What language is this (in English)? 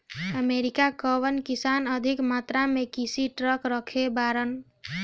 Bhojpuri